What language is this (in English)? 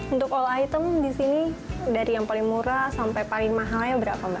Indonesian